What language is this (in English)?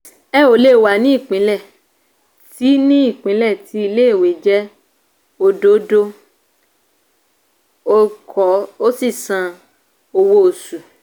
Yoruba